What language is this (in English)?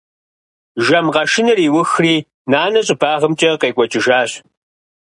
Kabardian